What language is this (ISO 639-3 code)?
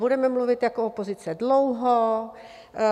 ces